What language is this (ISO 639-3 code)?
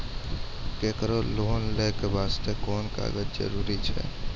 mai